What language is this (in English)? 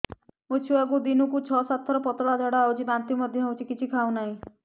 Odia